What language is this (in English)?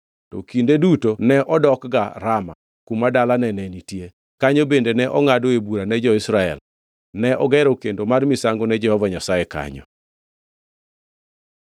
Luo (Kenya and Tanzania)